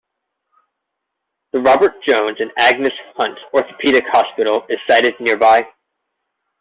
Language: English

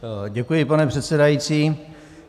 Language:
Czech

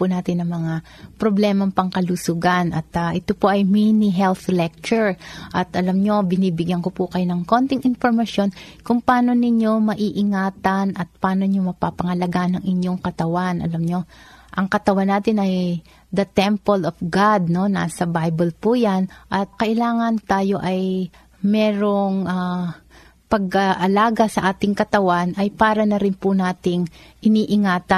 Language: Filipino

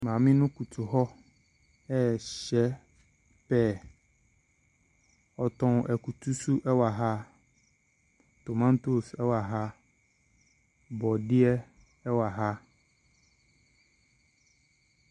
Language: Akan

